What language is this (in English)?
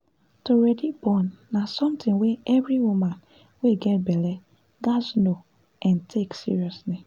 Nigerian Pidgin